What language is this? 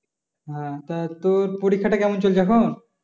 Bangla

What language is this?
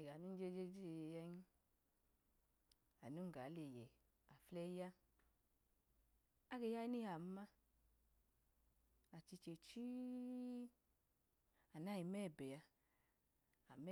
Idoma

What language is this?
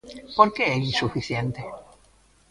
Galician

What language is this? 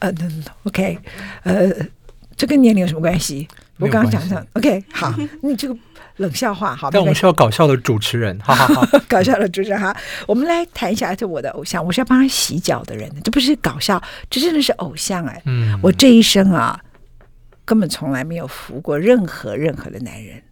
Chinese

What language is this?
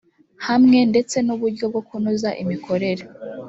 Kinyarwanda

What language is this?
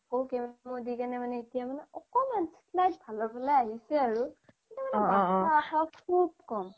Assamese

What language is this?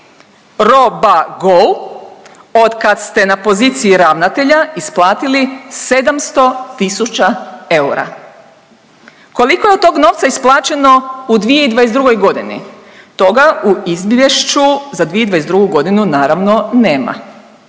Croatian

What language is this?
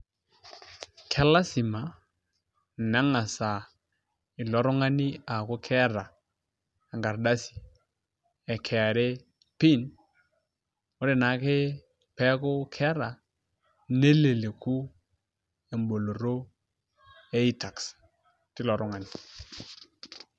Masai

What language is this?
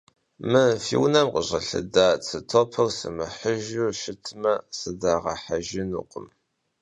Kabardian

